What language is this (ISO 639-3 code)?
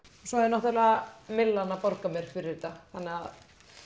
isl